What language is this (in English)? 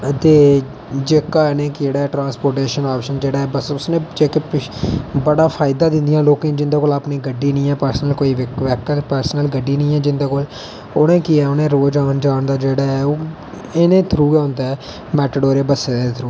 Dogri